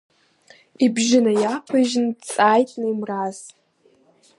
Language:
Abkhazian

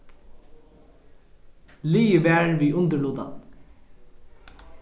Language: Faroese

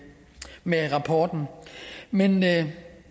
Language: Danish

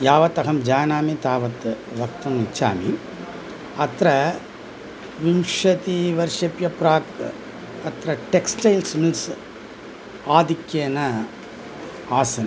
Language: Sanskrit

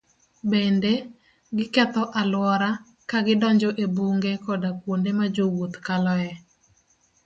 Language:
Luo (Kenya and Tanzania)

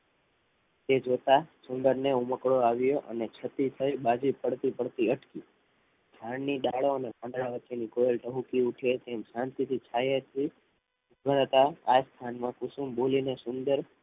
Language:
Gujarati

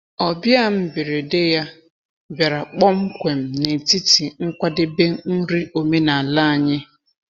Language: Igbo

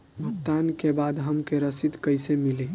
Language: Bhojpuri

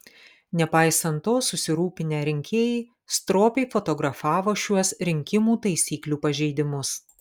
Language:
Lithuanian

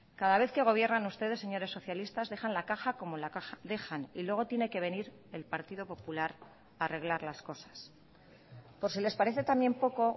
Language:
Spanish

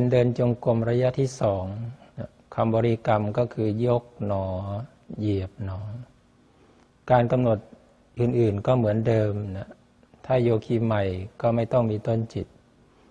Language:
Thai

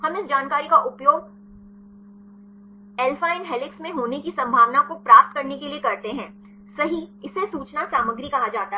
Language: Hindi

